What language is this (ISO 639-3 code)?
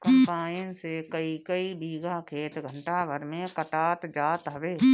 bho